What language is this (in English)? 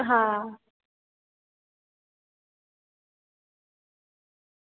Gujarati